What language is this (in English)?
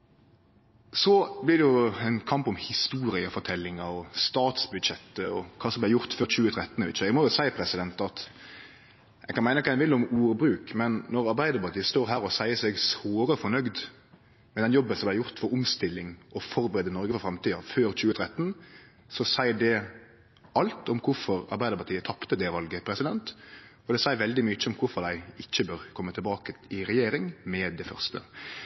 Norwegian Nynorsk